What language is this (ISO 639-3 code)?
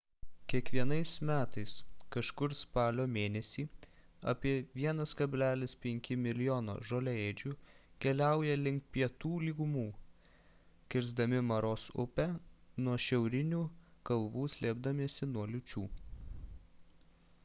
lit